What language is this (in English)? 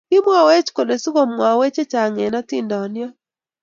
Kalenjin